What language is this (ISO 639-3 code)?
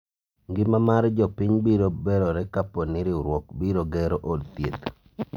luo